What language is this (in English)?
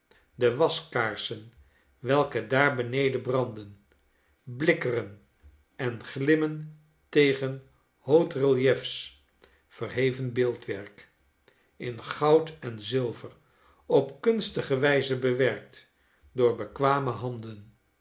Dutch